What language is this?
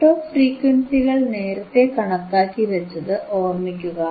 Malayalam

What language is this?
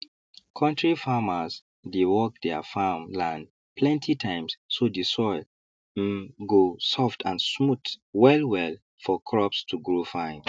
Nigerian Pidgin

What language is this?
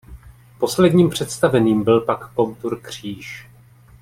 Czech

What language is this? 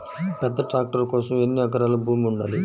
Telugu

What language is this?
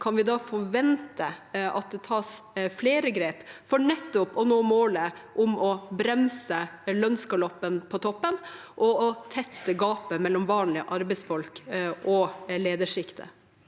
Norwegian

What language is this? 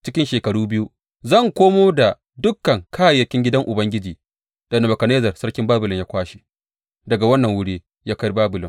Hausa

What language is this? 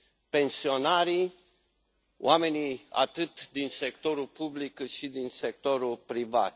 Romanian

